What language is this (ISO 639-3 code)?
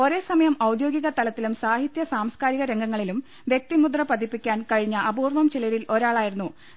mal